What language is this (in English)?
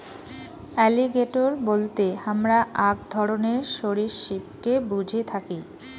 Bangla